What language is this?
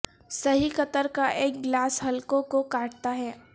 Urdu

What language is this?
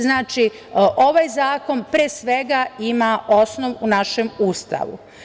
Serbian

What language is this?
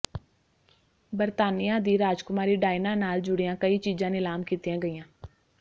Punjabi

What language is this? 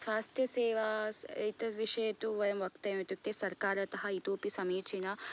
Sanskrit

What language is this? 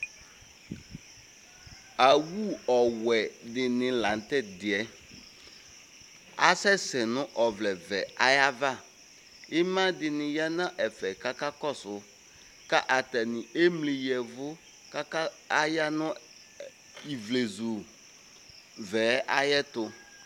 Ikposo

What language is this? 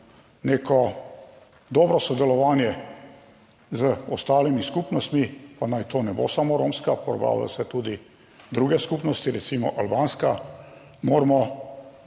Slovenian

